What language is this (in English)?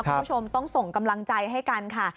Thai